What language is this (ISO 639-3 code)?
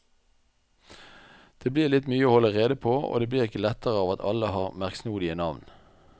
nor